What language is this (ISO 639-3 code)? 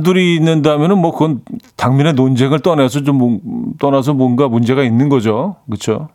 kor